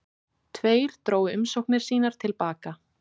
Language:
Icelandic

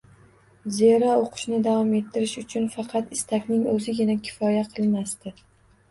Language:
Uzbek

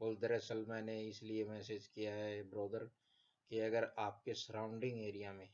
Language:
Hindi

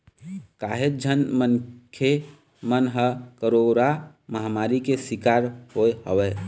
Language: Chhattisgarhi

